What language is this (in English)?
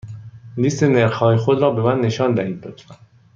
Persian